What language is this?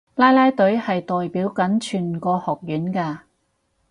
Cantonese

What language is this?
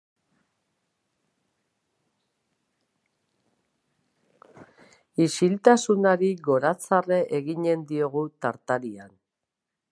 Basque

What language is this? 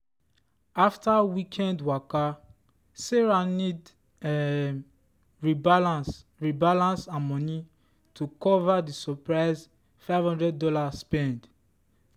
Nigerian Pidgin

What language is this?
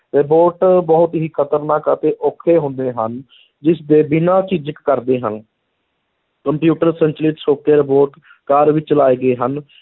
Punjabi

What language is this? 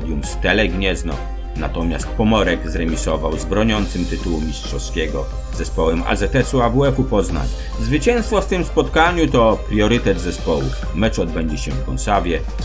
Polish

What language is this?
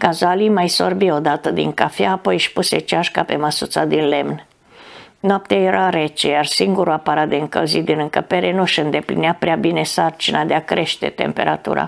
Romanian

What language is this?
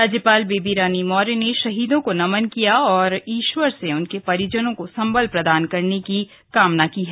Hindi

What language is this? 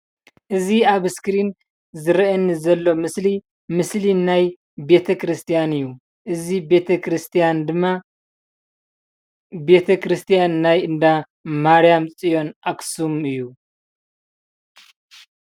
Tigrinya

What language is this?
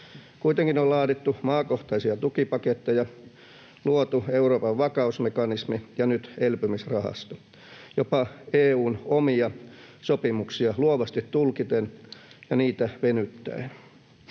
Finnish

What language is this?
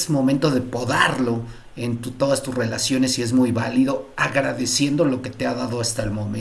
Spanish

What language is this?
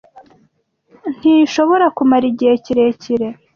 Kinyarwanda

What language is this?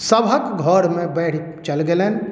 Maithili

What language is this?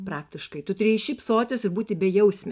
Lithuanian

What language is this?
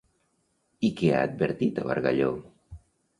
Catalan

